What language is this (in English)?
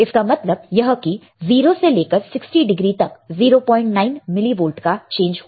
Hindi